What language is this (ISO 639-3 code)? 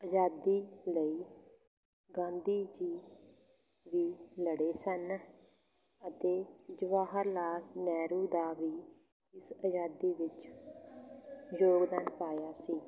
pan